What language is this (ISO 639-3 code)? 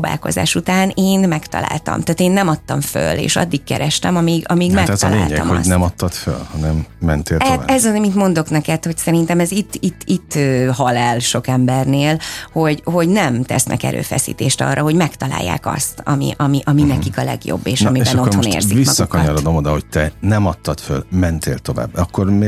hun